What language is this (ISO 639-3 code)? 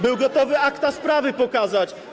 pol